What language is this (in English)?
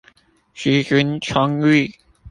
Chinese